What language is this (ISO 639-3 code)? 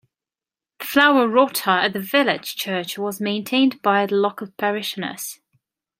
eng